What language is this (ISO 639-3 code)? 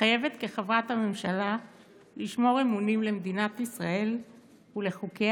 heb